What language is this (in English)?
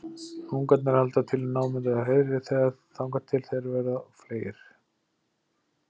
Icelandic